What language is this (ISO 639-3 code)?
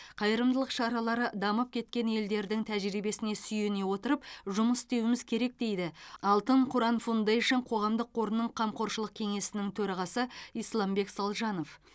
kaz